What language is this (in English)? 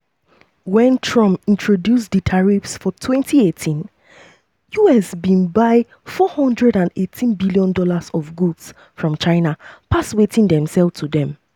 Nigerian Pidgin